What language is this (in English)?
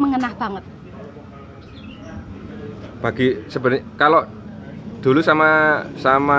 Indonesian